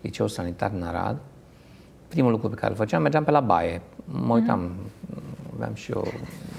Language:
Romanian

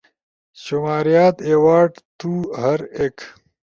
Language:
Ushojo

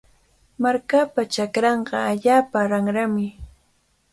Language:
Cajatambo North Lima Quechua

